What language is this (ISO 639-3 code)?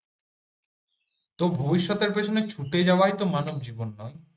ben